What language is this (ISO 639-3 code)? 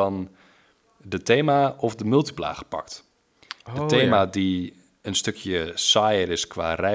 nld